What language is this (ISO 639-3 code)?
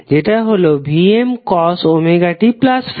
ben